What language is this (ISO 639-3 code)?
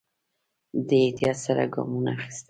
pus